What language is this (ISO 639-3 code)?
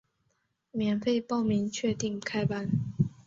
zho